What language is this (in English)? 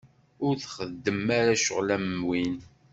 Kabyle